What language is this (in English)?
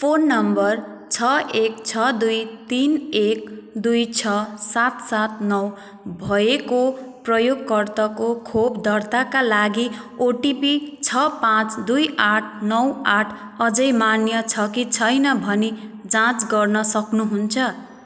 Nepali